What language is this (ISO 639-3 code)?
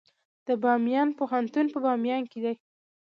pus